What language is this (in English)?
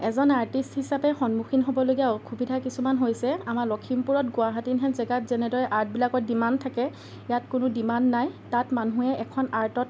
Assamese